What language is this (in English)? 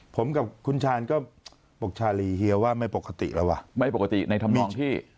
Thai